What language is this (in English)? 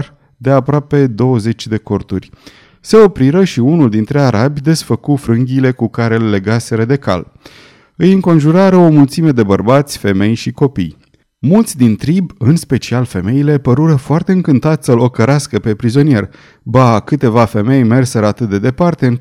Romanian